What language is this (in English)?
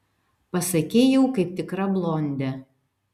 Lithuanian